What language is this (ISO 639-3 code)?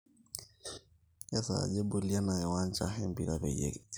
mas